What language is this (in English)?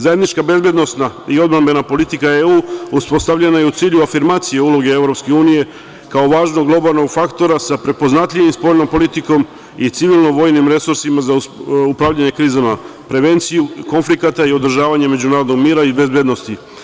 Serbian